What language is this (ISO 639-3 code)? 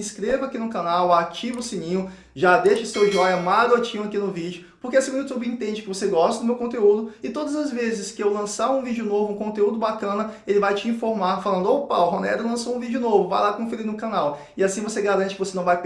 por